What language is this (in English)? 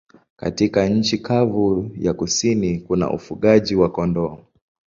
Swahili